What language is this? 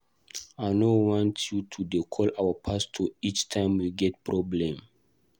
Nigerian Pidgin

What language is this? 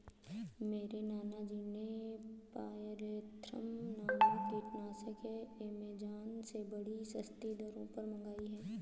Hindi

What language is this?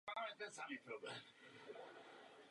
Czech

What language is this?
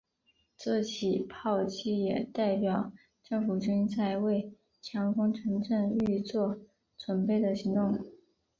Chinese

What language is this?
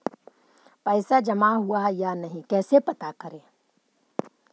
Magahi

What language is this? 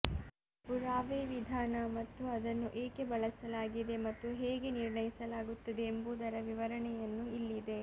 Kannada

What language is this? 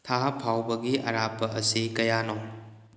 Manipuri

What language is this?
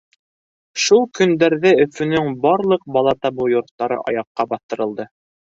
Bashkir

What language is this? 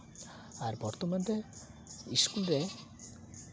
Santali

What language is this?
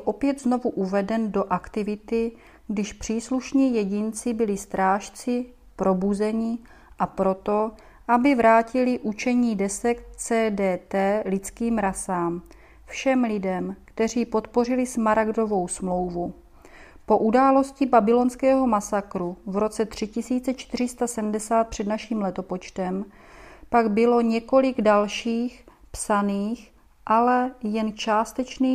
Czech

